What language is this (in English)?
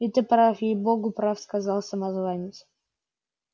Russian